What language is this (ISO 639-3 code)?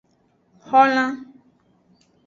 ajg